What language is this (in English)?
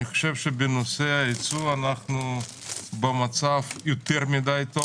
Hebrew